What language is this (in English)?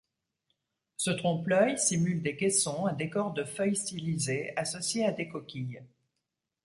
French